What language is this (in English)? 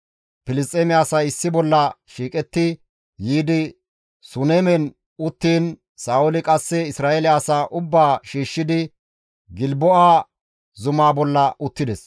Gamo